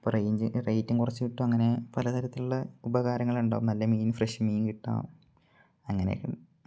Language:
Malayalam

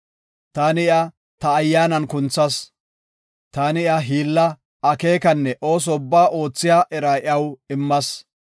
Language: Gofa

